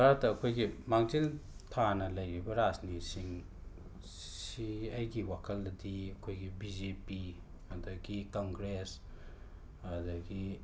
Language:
Manipuri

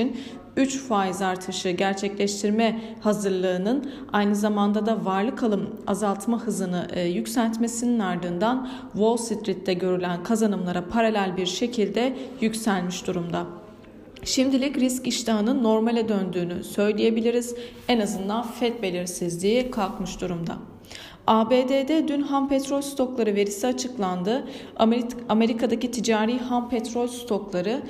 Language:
Turkish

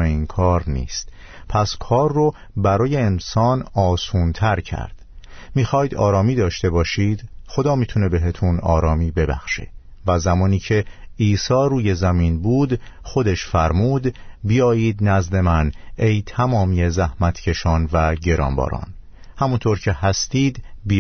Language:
Persian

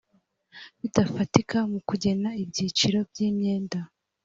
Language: Kinyarwanda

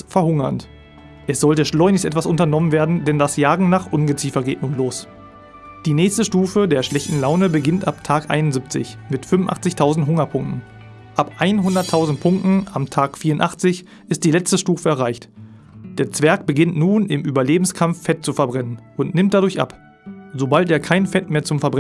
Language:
German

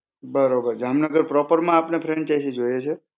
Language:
Gujarati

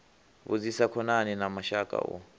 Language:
Venda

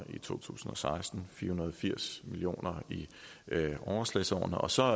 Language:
Danish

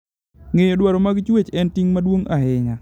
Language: Luo (Kenya and Tanzania)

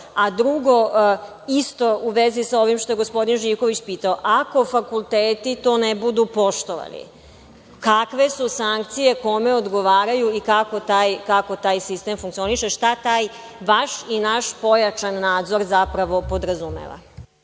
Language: Serbian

